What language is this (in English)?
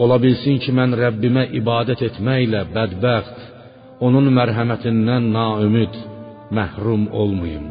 Persian